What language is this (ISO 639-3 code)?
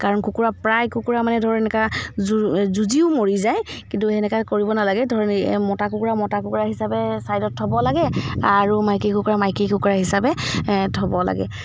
asm